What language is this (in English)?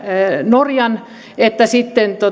Finnish